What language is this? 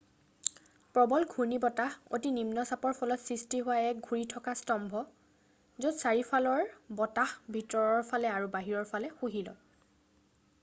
Assamese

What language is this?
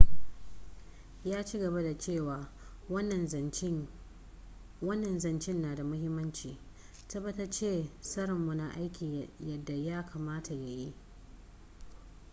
Hausa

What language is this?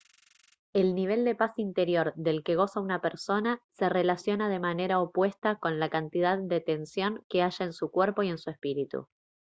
Spanish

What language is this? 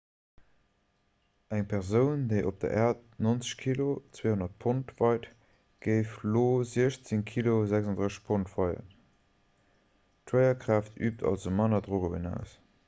Luxembourgish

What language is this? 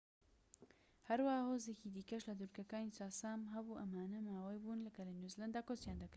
Central Kurdish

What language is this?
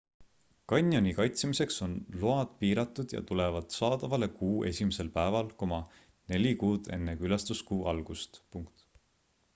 Estonian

